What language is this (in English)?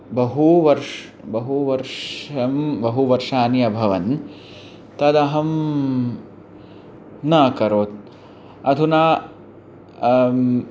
Sanskrit